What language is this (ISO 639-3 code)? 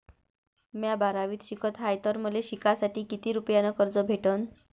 mar